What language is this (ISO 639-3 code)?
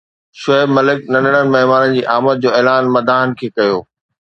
snd